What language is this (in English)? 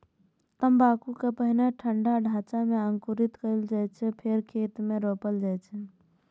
Maithili